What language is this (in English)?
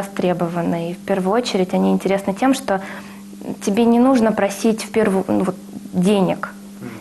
Russian